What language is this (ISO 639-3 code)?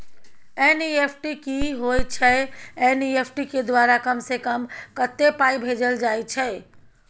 mai